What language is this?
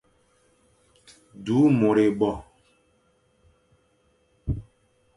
Fang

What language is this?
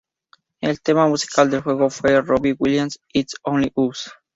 Spanish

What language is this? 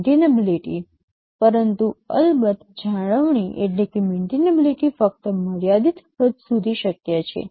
Gujarati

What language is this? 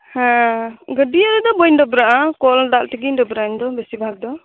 Santali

